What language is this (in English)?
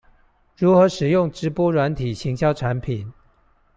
Chinese